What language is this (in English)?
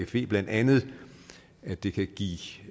Danish